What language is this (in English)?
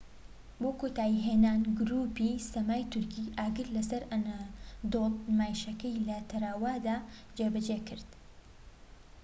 Central Kurdish